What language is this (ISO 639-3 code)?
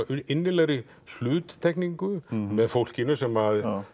isl